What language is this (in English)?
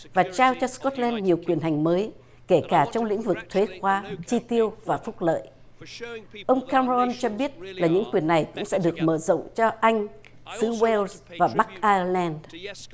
Vietnamese